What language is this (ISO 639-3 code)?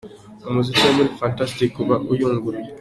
kin